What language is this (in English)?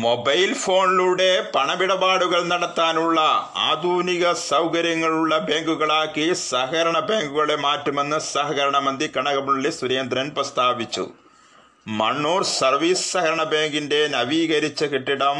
Malayalam